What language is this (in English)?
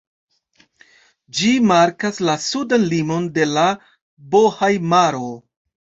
Esperanto